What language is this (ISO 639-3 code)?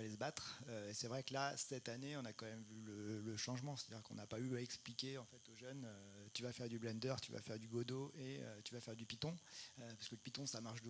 fra